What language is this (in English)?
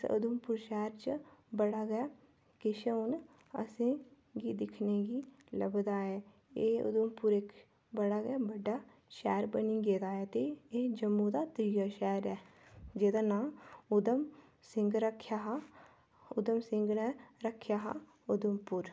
Dogri